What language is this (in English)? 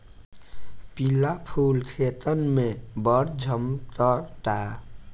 Bhojpuri